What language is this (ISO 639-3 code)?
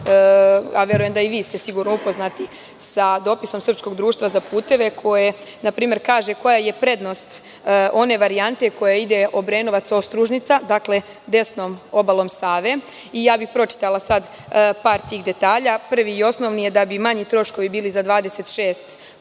srp